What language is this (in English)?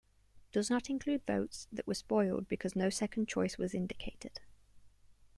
English